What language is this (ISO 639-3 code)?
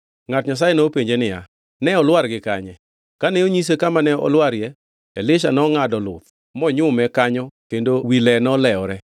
luo